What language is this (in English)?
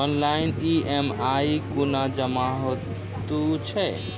Maithili